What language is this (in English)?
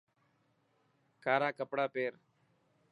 Dhatki